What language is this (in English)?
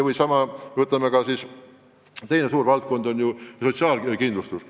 Estonian